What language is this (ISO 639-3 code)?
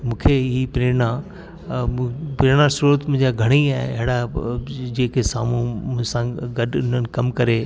snd